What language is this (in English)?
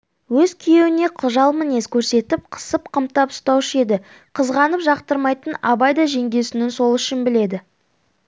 Kazakh